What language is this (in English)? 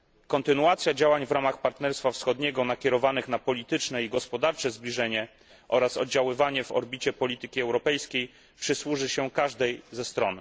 Polish